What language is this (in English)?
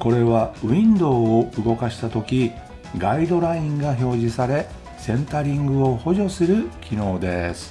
Japanese